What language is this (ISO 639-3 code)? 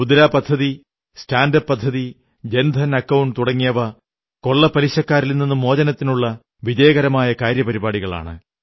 mal